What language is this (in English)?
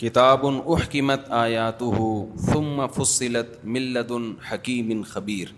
Urdu